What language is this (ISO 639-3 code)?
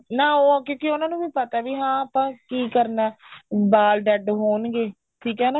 pan